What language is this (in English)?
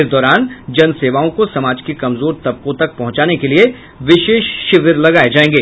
Hindi